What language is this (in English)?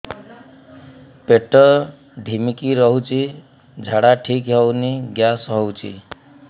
Odia